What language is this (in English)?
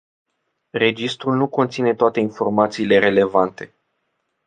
Romanian